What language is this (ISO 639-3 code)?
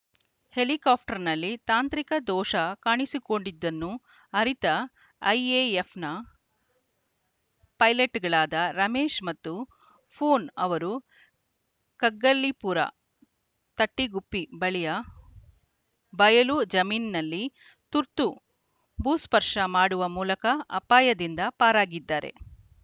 kan